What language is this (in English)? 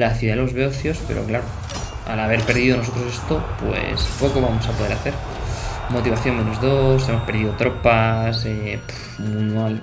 Spanish